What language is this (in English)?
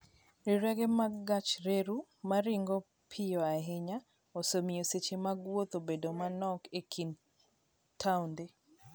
Luo (Kenya and Tanzania)